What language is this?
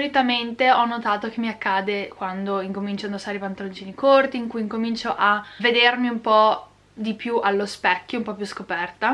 Italian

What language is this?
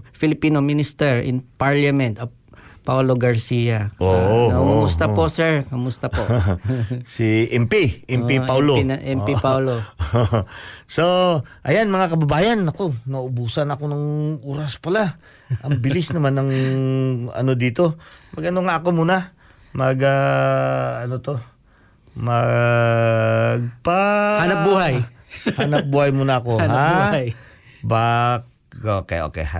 Filipino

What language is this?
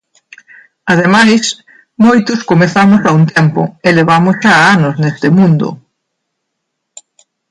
Galician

